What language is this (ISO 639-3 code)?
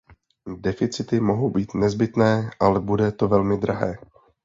ces